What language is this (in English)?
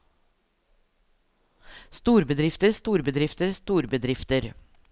Norwegian